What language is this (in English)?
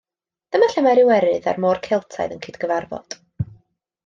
Welsh